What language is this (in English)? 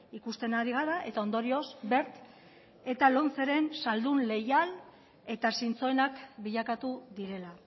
Basque